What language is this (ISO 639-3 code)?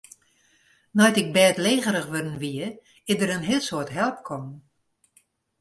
fry